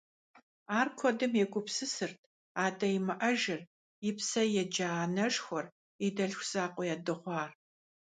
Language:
Kabardian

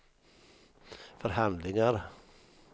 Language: Swedish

